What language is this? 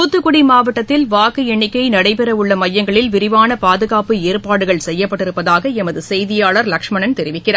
Tamil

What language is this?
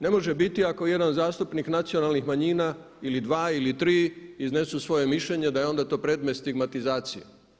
Croatian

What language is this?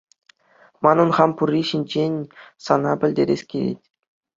Chuvash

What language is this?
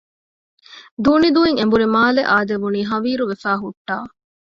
Divehi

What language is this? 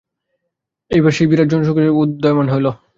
Bangla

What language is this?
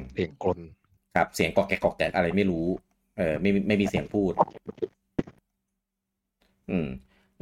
Thai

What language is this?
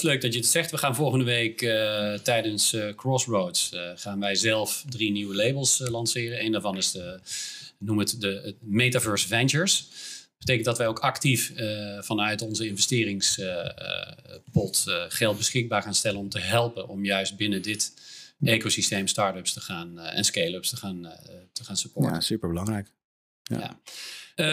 Dutch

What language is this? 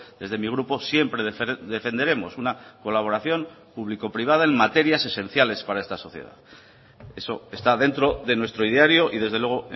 Spanish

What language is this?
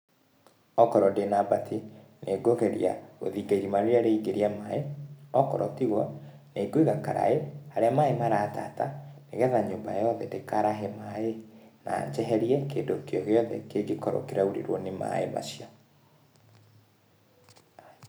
Kikuyu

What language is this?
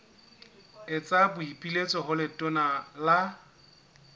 Southern Sotho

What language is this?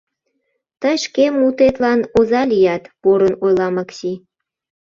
Mari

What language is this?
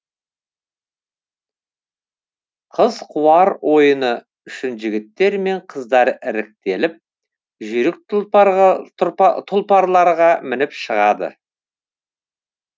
Kazakh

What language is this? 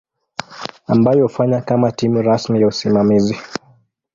Swahili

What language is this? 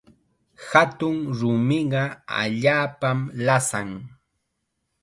Chiquián Ancash Quechua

